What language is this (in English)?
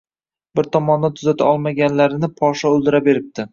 Uzbek